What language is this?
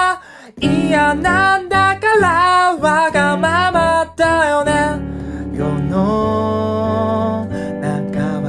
Japanese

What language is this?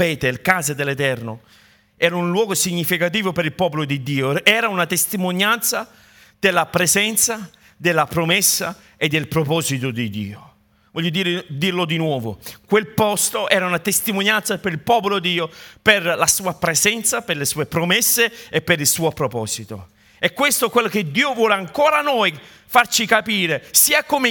Italian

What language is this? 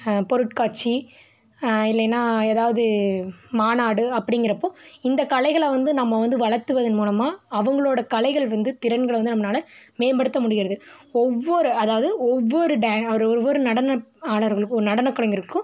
Tamil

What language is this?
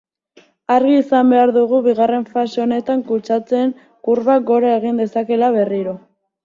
Basque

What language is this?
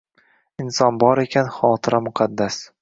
Uzbek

